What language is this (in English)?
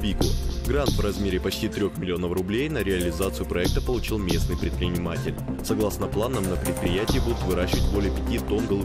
Russian